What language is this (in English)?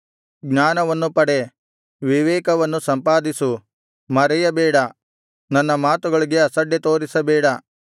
Kannada